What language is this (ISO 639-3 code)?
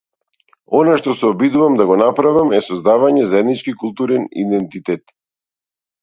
mkd